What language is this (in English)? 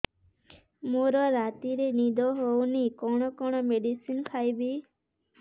Odia